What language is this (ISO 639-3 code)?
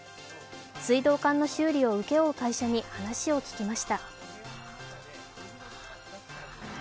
jpn